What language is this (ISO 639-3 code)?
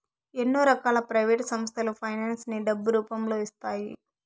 tel